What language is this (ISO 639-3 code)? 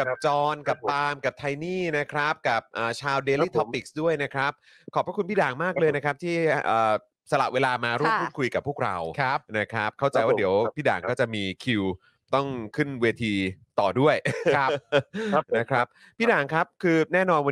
tha